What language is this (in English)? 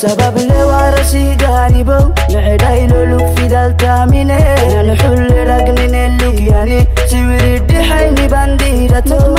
Arabic